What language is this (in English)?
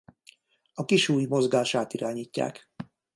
Hungarian